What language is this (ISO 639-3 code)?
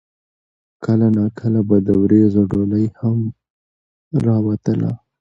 pus